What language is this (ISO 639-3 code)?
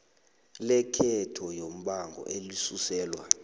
nbl